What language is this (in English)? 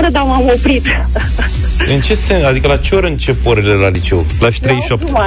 Romanian